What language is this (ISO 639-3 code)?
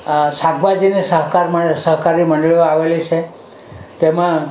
guj